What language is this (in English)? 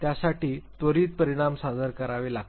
Marathi